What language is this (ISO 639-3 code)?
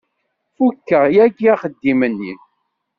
kab